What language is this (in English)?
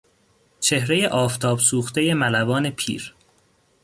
Persian